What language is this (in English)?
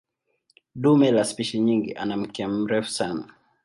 Swahili